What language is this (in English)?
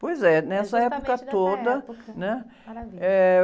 Portuguese